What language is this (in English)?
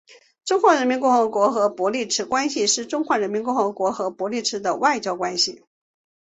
Chinese